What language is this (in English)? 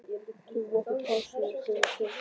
Icelandic